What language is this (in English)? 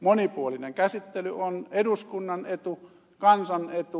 Finnish